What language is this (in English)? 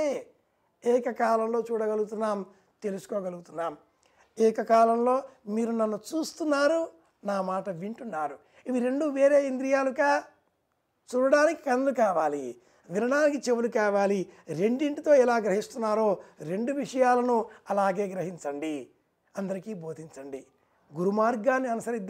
Telugu